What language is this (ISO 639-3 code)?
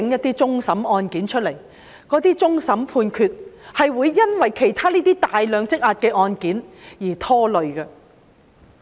yue